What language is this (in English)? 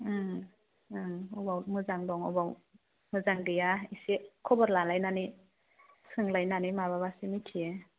Bodo